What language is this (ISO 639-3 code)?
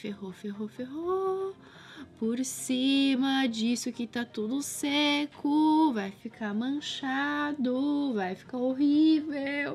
por